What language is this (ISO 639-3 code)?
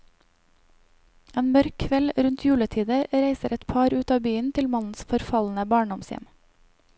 nor